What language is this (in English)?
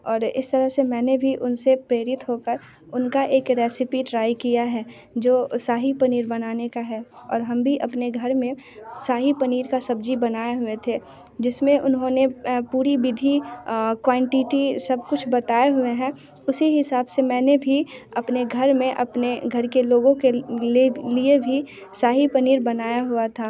Hindi